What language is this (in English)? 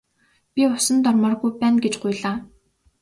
Mongolian